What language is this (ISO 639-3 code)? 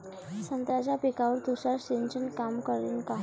mar